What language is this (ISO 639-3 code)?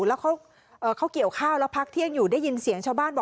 tha